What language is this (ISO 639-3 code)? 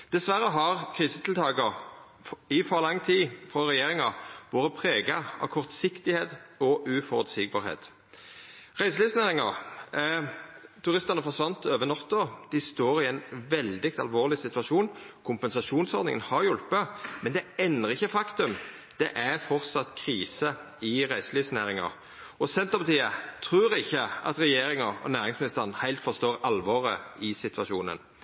nno